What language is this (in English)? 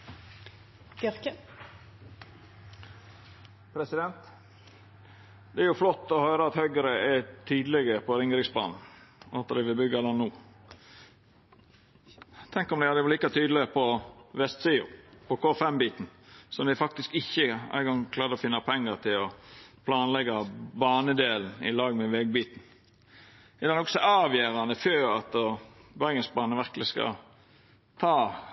Norwegian Nynorsk